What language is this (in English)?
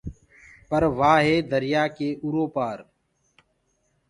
Gurgula